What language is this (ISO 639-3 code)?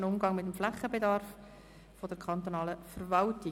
gsw